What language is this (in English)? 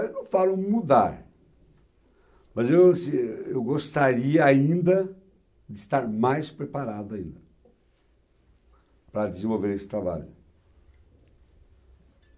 Portuguese